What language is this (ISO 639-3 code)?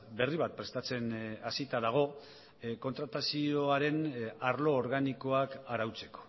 eus